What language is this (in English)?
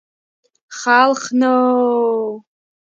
Georgian